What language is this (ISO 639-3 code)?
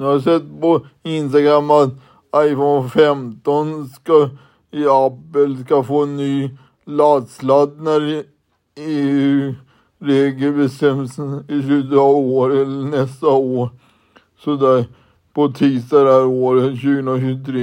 swe